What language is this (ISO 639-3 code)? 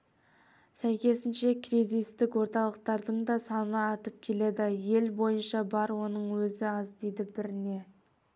kaz